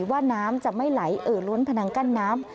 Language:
Thai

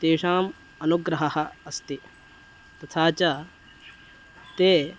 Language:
Sanskrit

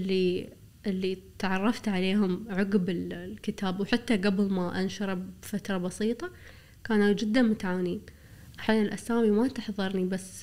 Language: Arabic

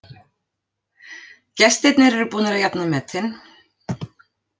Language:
Icelandic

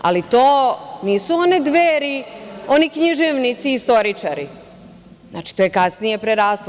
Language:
Serbian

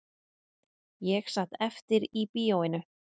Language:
Icelandic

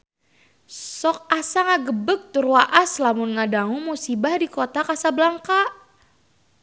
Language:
Sundanese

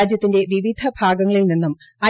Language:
Malayalam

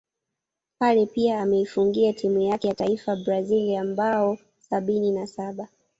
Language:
Swahili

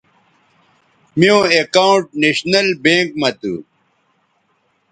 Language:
Bateri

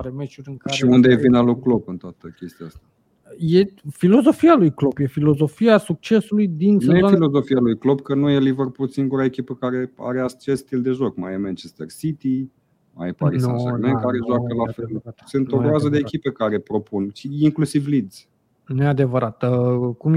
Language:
Romanian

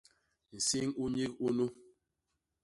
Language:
Basaa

